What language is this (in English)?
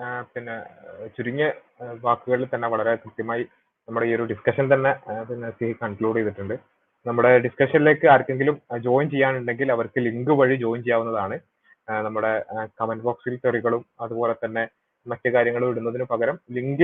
Malayalam